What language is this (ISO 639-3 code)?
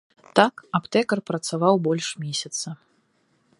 bel